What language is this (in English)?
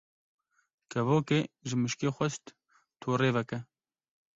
Kurdish